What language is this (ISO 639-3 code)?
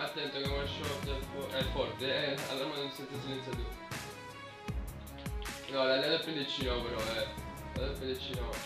ita